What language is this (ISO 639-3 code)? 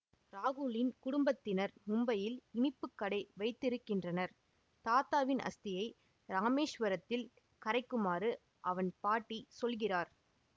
tam